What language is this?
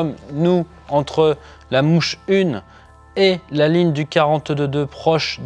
French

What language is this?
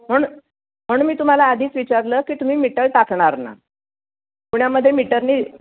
Marathi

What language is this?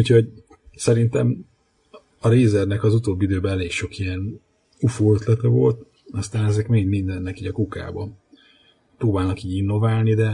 Hungarian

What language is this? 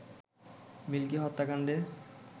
Bangla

